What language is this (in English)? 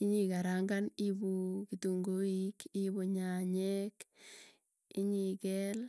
Tugen